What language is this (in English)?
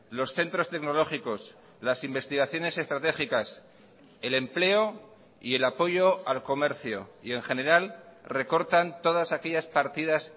Spanish